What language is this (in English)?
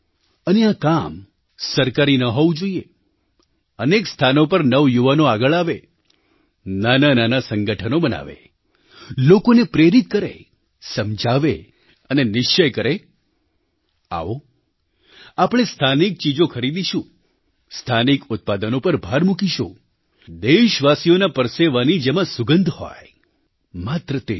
Gujarati